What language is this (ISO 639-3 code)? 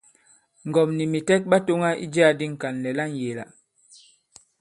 abb